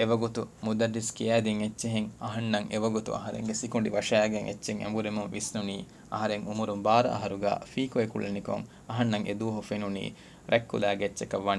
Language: Urdu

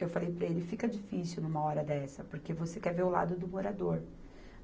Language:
Portuguese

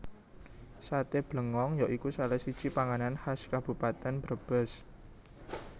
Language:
Javanese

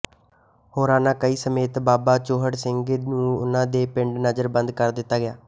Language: Punjabi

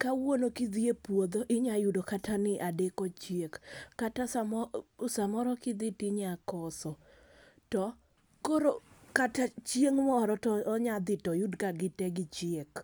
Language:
Luo (Kenya and Tanzania)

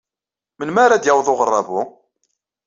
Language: Kabyle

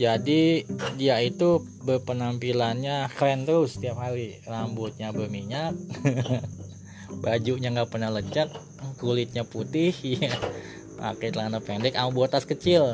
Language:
Indonesian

